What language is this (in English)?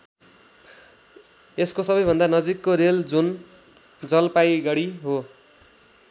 Nepali